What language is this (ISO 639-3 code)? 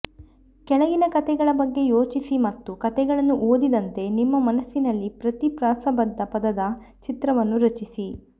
kan